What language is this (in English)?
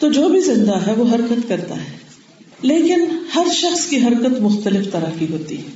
Urdu